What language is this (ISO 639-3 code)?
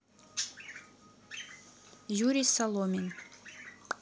rus